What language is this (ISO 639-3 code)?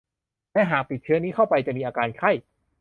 tha